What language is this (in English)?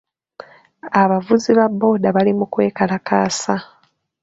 Ganda